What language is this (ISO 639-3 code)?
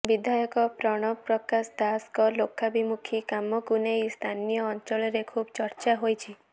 ori